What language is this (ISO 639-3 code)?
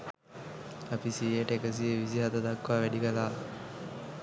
sin